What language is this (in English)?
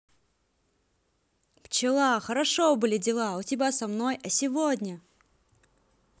Russian